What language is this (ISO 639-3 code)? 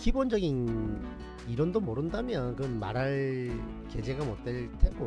kor